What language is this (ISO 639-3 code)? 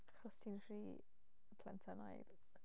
cym